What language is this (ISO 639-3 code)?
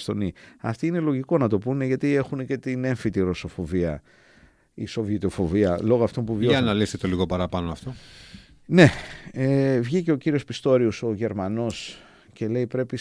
ell